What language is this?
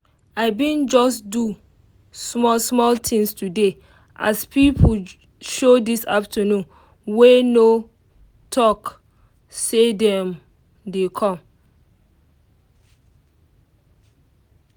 Nigerian Pidgin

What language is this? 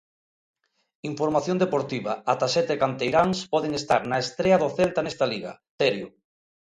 Galician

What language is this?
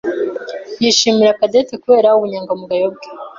Kinyarwanda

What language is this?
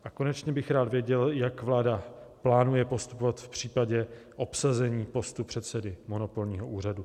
Czech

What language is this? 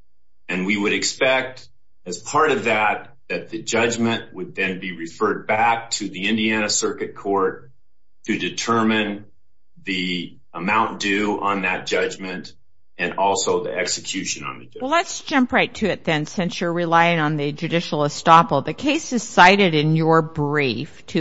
English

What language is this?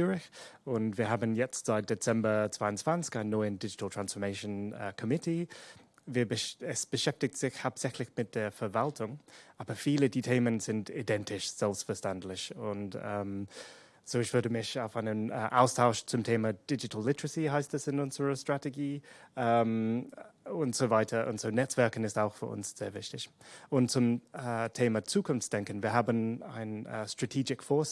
German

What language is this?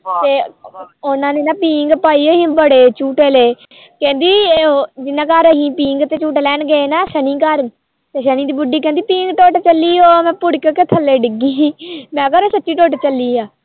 Punjabi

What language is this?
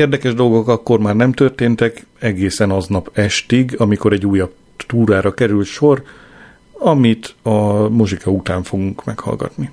Hungarian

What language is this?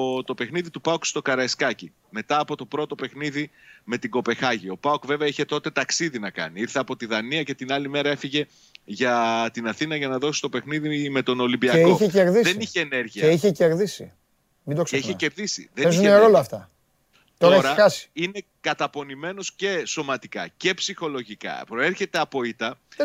Greek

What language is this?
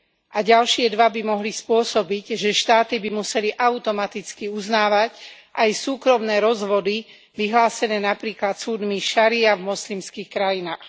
Slovak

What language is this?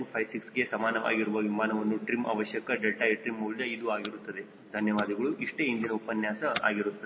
Kannada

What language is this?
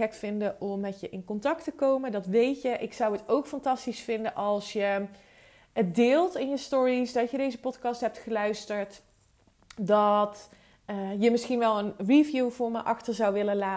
Dutch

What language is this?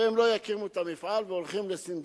Hebrew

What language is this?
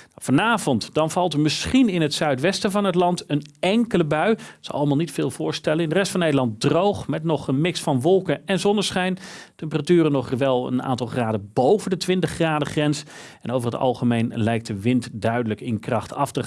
Dutch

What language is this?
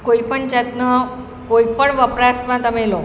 Gujarati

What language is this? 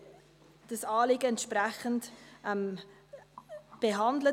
Swiss German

